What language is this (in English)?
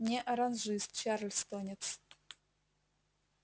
Russian